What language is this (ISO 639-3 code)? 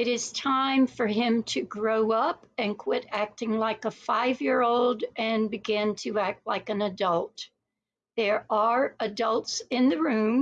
eng